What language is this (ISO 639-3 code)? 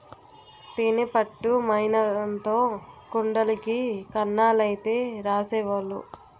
tel